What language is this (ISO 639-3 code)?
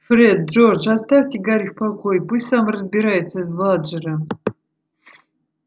rus